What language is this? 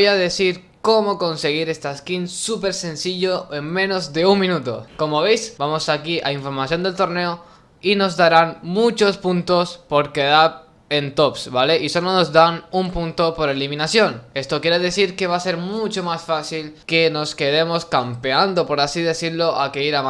Spanish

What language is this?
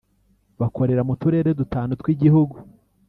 Kinyarwanda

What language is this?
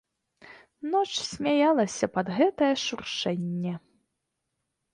Belarusian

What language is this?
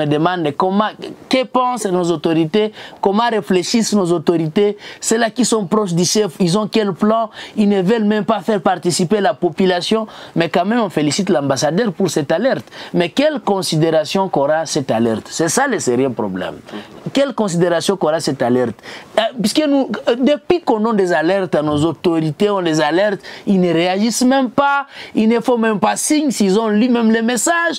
French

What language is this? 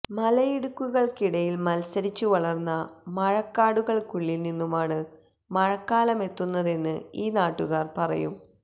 Malayalam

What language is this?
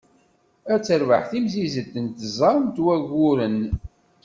Kabyle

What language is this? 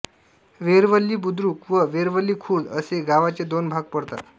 Marathi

